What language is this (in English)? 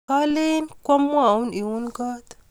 Kalenjin